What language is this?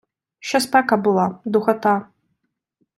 Ukrainian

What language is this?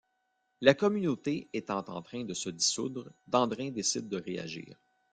French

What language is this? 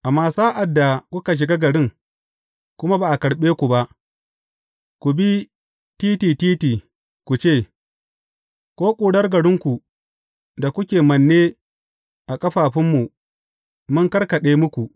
Hausa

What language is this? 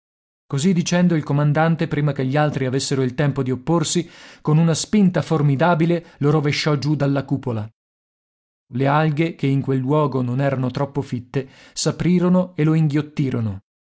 Italian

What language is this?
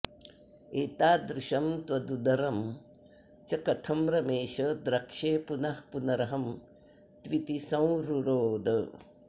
Sanskrit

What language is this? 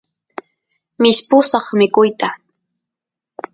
Santiago del Estero Quichua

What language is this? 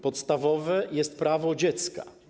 Polish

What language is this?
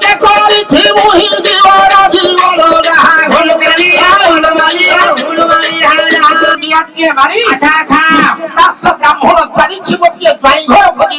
Odia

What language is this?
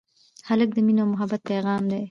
Pashto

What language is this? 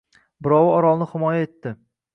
Uzbek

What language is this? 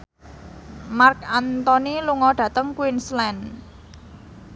Javanese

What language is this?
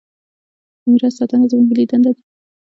Pashto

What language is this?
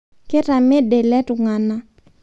Masai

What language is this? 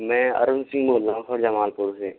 Hindi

